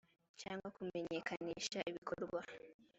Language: Kinyarwanda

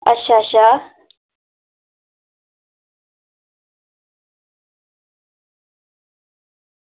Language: Dogri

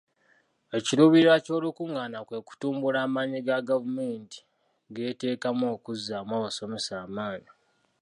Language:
Ganda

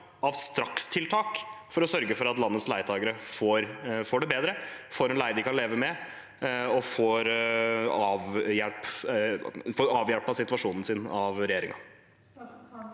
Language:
Norwegian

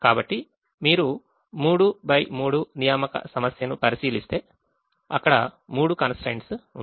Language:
Telugu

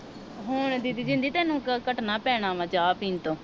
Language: Punjabi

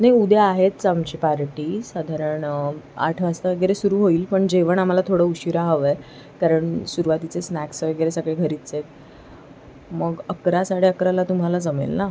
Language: Marathi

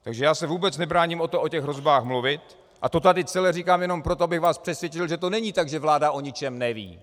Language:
Czech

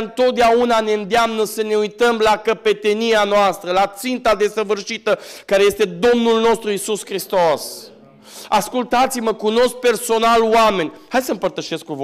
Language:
Romanian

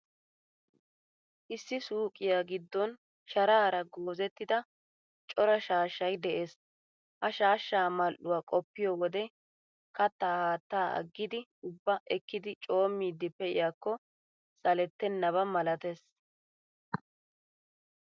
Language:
Wolaytta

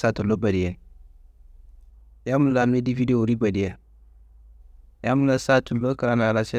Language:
Kanembu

